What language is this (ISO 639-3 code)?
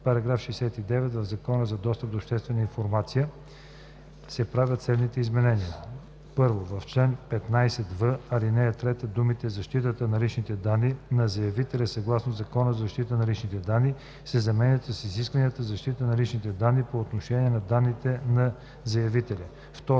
bul